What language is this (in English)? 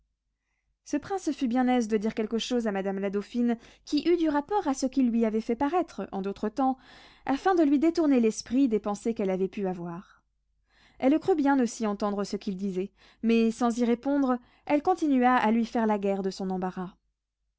French